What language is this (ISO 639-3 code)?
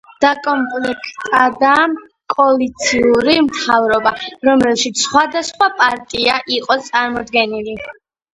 kat